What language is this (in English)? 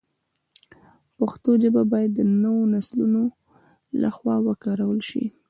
Pashto